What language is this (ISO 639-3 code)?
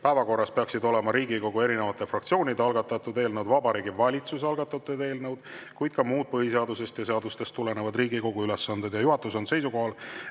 est